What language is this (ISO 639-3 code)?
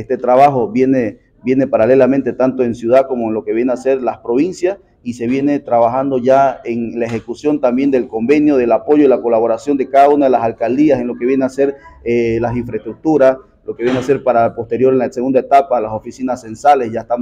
spa